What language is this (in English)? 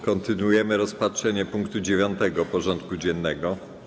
Polish